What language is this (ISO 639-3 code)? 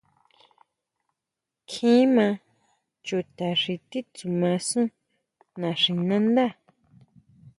mau